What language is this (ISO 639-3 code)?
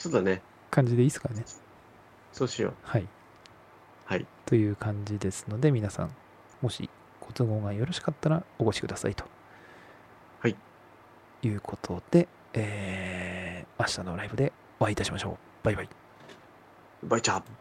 jpn